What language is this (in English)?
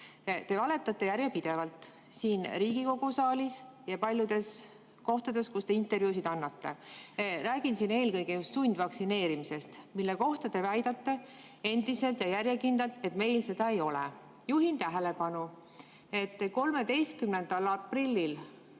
Estonian